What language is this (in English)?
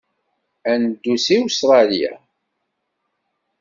Kabyle